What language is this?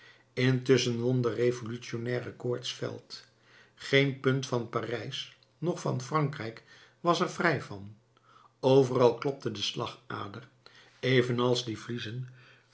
Dutch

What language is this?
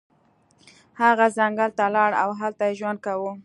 Pashto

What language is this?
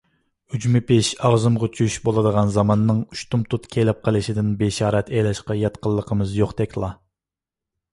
Uyghur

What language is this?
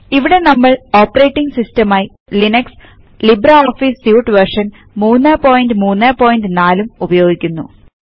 Malayalam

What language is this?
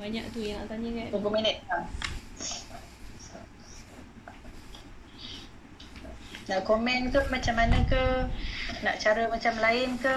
Malay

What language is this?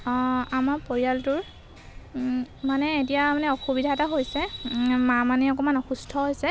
Assamese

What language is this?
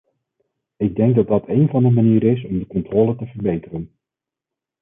Dutch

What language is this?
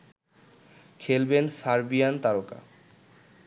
Bangla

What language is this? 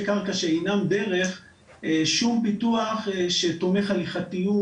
Hebrew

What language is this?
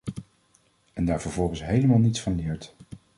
Dutch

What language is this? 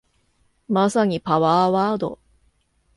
Japanese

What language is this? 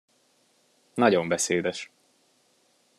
Hungarian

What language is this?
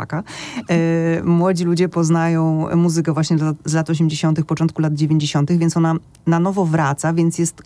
Polish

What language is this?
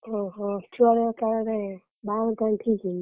Odia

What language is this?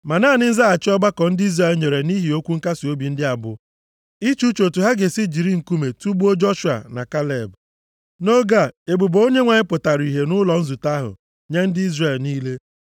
Igbo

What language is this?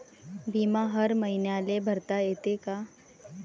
Marathi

